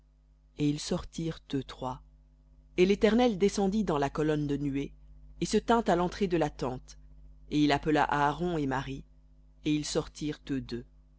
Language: French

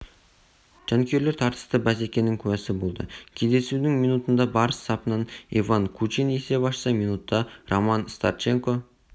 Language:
Kazakh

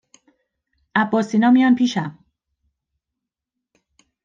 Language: Persian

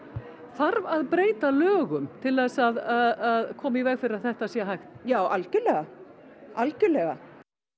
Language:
Icelandic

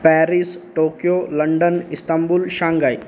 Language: Sanskrit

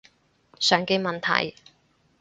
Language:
Cantonese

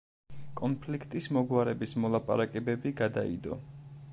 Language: Georgian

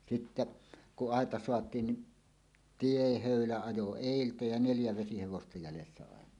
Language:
Finnish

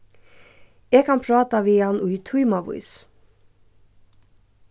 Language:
Faroese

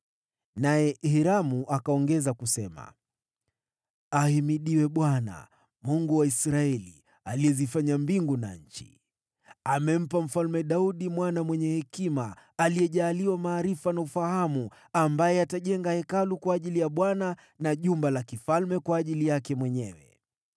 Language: Swahili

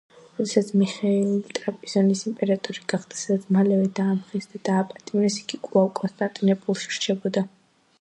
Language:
Georgian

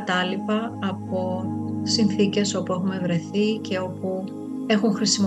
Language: Greek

